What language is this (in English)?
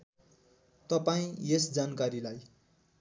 Nepali